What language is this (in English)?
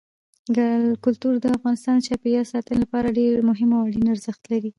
Pashto